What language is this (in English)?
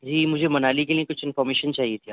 Urdu